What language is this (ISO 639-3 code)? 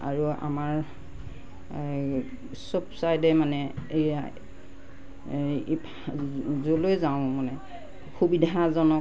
asm